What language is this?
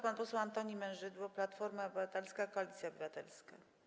Polish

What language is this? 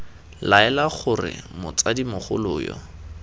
Tswana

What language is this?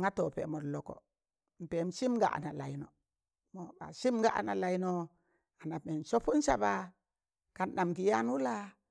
Tangale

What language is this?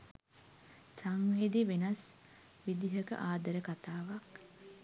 Sinhala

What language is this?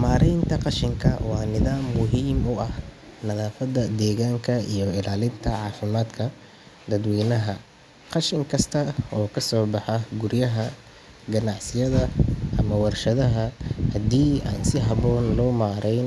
Somali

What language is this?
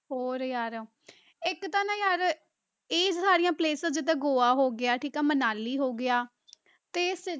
Punjabi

